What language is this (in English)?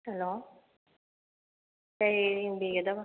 Manipuri